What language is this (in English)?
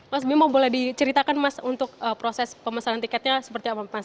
Indonesian